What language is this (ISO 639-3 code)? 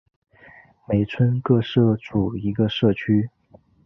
zho